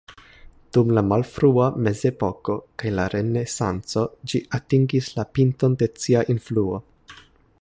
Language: Esperanto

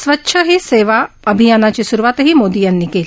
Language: Marathi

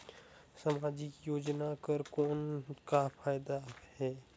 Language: Chhattisgarhi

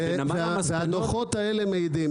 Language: Hebrew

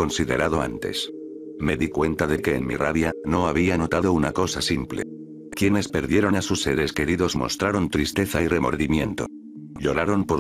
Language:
Spanish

